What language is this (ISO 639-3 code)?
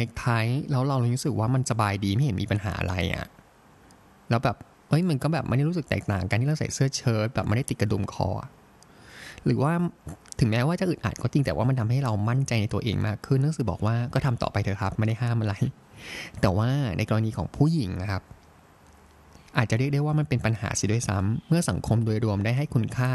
tha